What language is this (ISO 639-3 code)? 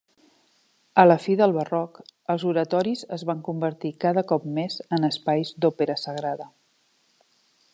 cat